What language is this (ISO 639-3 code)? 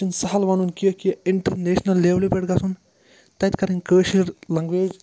kas